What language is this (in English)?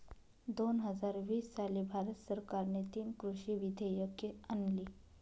Marathi